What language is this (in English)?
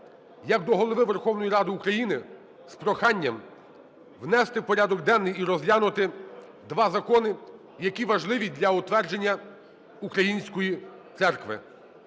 Ukrainian